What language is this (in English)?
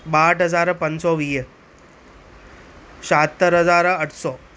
Sindhi